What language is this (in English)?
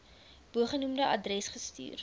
Afrikaans